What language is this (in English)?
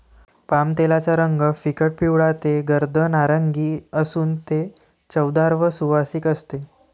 Marathi